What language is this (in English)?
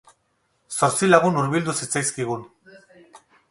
Basque